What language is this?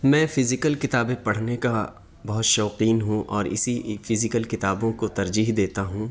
Urdu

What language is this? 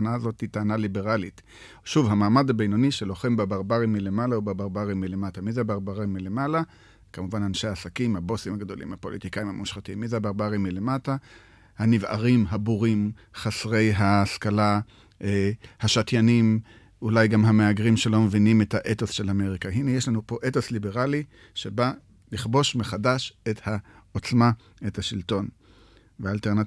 Hebrew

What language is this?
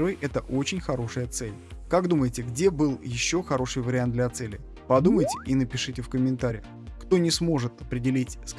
Russian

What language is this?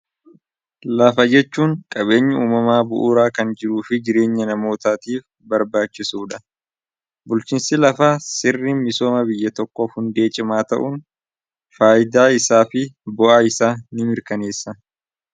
Oromo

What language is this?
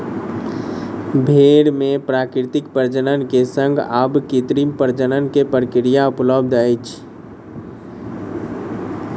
Maithili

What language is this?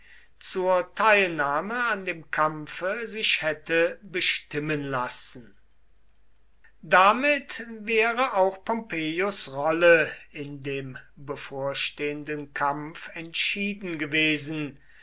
German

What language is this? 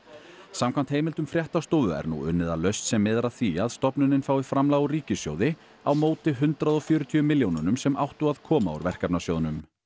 Icelandic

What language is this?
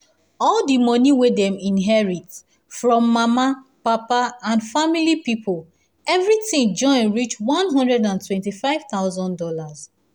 Nigerian Pidgin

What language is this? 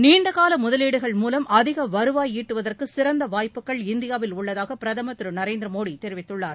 Tamil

